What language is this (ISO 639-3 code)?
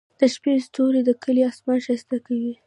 pus